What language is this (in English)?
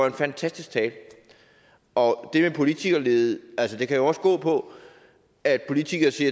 Danish